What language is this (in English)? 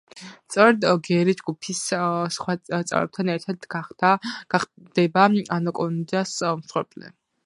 Georgian